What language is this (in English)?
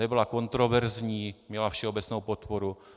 Czech